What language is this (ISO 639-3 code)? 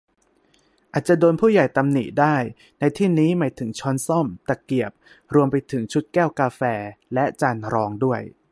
tha